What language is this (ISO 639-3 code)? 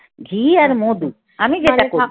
ben